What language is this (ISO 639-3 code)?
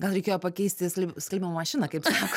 lit